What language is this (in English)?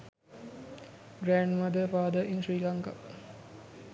Sinhala